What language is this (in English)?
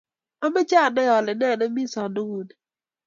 Kalenjin